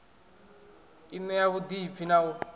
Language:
Venda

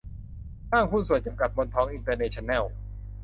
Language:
Thai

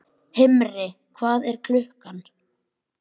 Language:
Icelandic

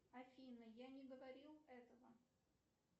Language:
Russian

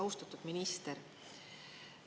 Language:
Estonian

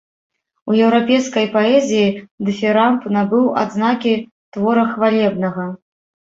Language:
Belarusian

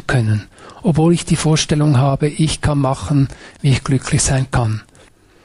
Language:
German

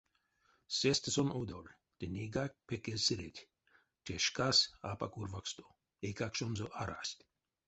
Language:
Erzya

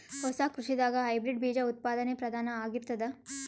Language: Kannada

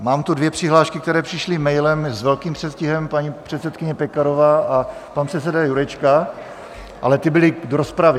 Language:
Czech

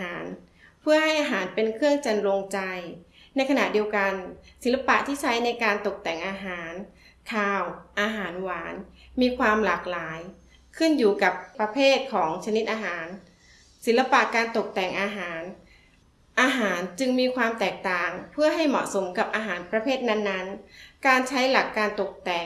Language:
Thai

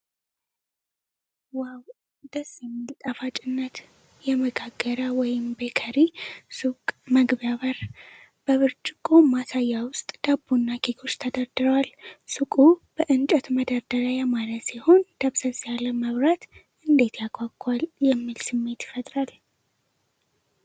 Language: Amharic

